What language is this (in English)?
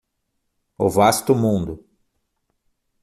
Portuguese